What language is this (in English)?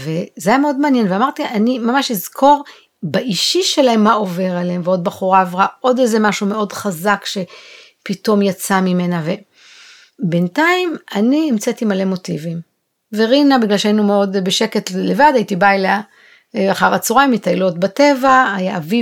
Hebrew